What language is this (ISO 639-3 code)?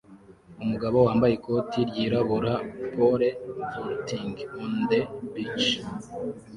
kin